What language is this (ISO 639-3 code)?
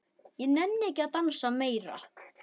isl